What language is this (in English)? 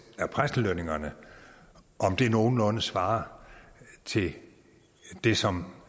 Danish